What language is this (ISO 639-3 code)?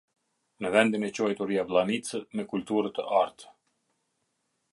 sqi